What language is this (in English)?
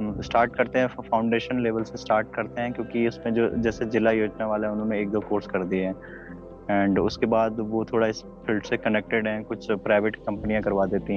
Hindi